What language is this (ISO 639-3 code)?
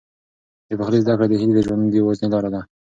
pus